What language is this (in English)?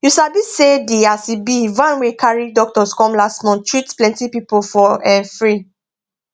Nigerian Pidgin